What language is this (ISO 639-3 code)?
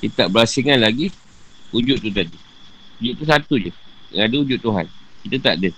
msa